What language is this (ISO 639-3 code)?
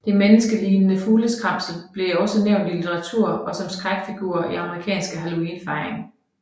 dan